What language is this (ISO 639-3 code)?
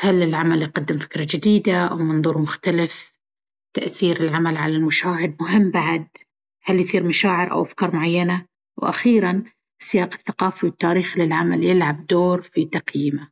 abv